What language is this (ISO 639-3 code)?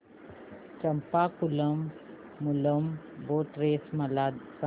mar